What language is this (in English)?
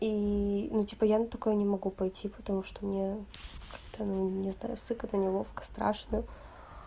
Russian